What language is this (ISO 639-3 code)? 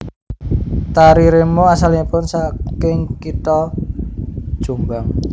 jav